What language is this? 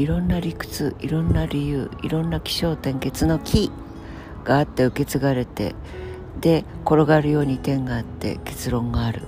Japanese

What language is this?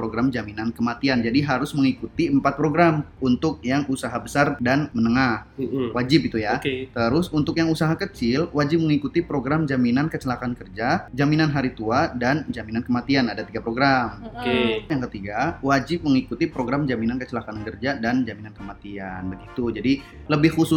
Indonesian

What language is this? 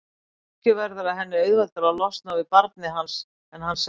Icelandic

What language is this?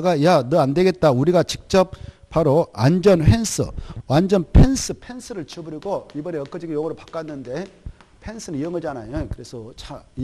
Korean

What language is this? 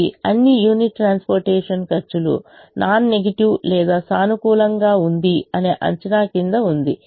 Telugu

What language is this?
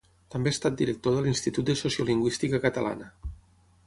Catalan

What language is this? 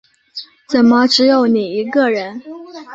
Chinese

